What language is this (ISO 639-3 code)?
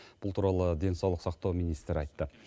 kaz